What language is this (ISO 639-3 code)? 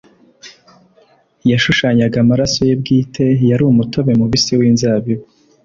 kin